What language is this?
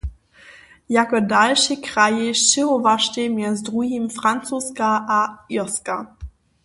Upper Sorbian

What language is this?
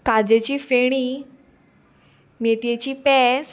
Konkani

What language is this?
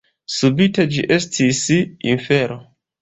Esperanto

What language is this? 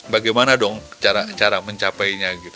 Indonesian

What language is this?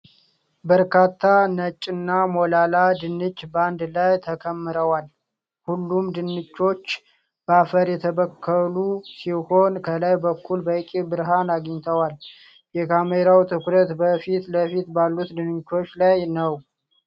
Amharic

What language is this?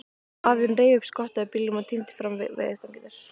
Icelandic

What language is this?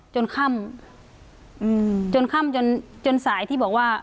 Thai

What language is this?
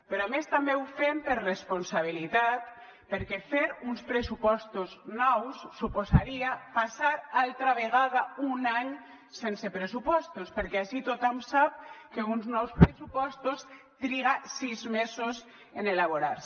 Catalan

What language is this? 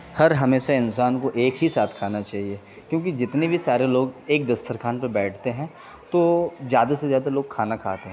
Urdu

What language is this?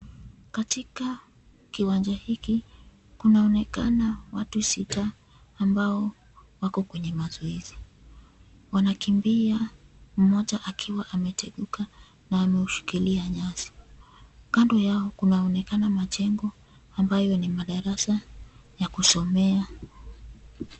Swahili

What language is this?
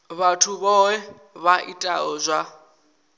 Venda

